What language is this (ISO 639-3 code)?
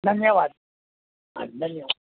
guj